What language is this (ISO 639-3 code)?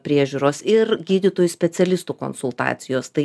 lit